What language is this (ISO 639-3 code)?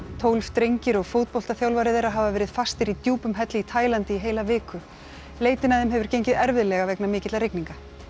isl